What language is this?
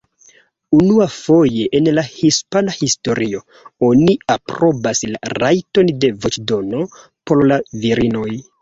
Esperanto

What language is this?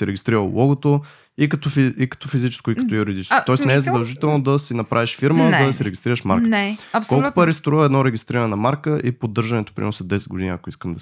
Bulgarian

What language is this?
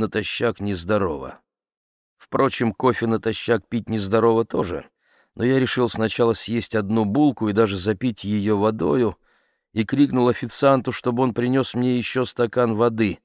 Russian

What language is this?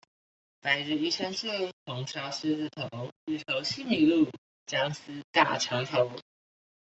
Chinese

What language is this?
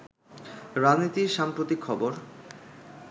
Bangla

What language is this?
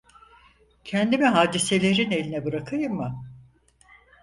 Turkish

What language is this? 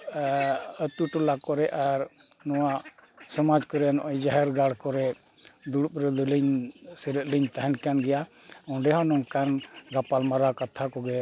Santali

